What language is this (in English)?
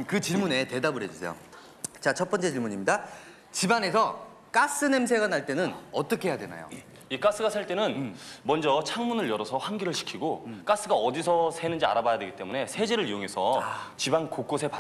Korean